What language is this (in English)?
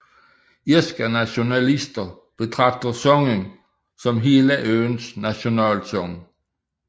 Danish